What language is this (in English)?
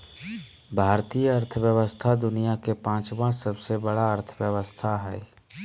Magahi